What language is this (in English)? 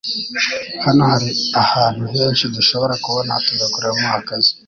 Kinyarwanda